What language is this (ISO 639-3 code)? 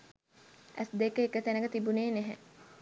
sin